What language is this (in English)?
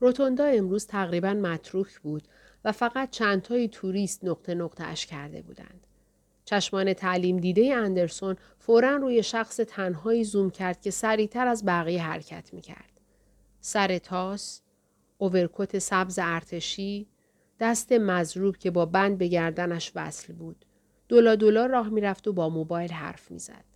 Persian